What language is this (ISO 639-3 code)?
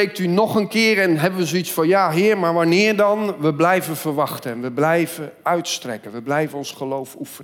nld